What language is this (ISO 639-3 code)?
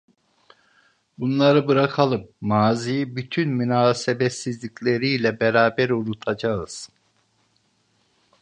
tur